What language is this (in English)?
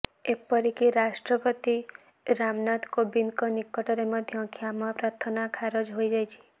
Odia